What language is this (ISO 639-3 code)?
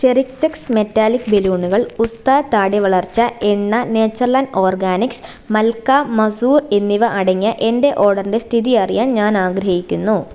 mal